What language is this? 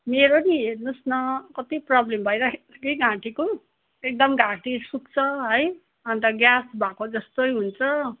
Nepali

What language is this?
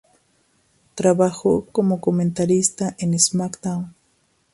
Spanish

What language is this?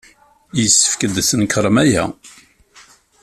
Kabyle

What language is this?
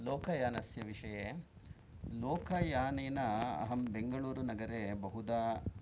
Sanskrit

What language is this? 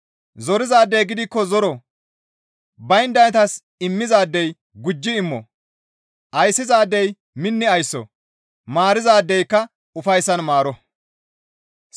Gamo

